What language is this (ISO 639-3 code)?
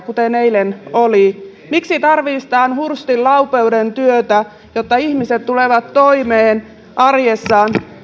fin